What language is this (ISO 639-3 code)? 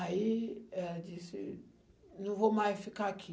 por